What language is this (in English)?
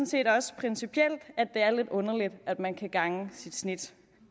Danish